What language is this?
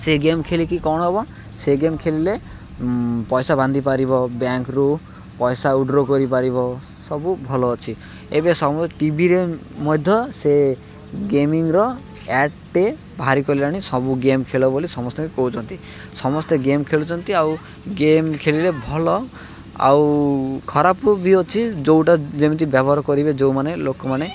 Odia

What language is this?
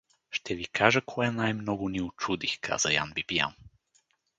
Bulgarian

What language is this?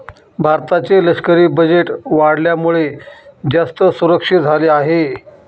Marathi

